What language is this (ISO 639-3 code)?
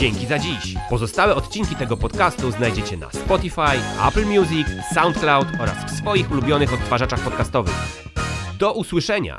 pol